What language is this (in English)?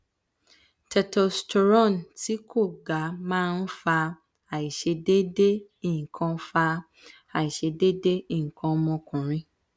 Yoruba